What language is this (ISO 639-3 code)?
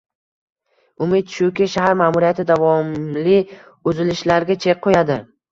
uzb